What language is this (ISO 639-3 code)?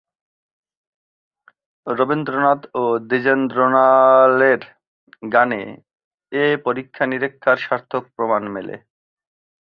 ben